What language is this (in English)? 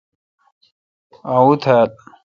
Kalkoti